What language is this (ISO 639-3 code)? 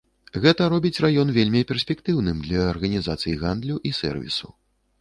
bel